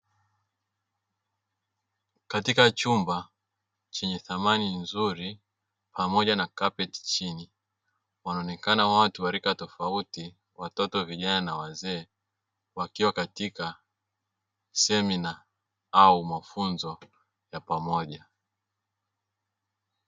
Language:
Swahili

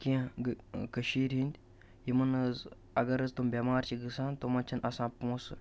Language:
Kashmiri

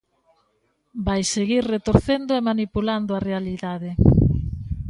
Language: Galician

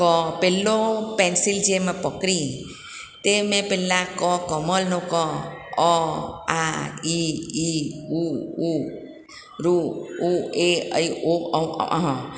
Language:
Gujarati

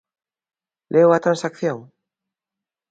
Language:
Galician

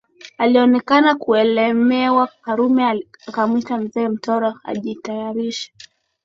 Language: Swahili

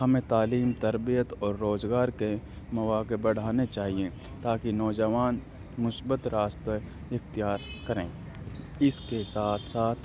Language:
Urdu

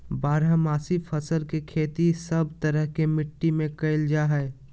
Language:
Magahi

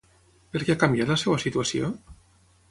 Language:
Catalan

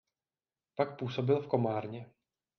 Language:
Czech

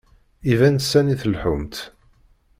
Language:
Kabyle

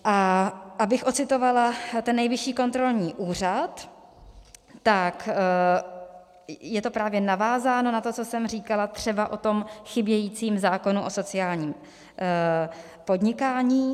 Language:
Czech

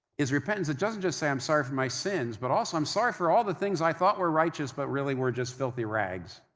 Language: English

